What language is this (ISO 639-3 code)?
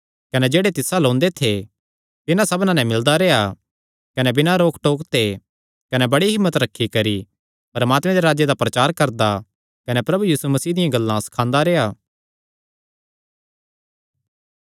xnr